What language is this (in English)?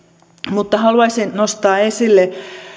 Finnish